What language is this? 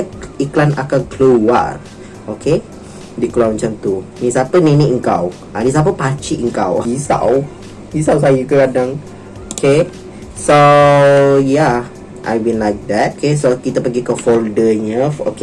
Malay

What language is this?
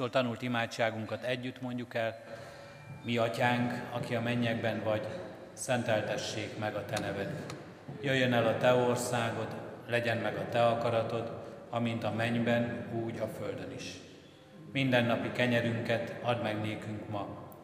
Hungarian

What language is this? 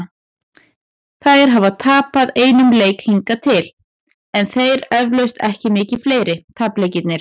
Icelandic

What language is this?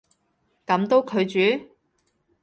Cantonese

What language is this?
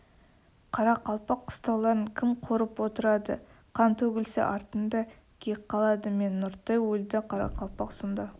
Kazakh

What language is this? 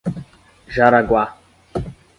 Portuguese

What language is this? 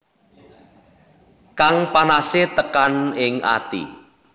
Javanese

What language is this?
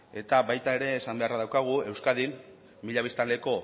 Basque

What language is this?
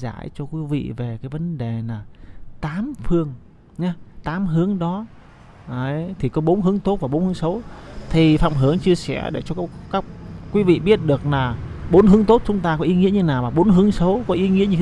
Vietnamese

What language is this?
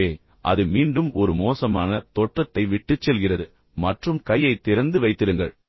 Tamil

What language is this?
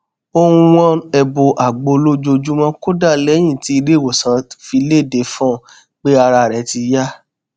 Yoruba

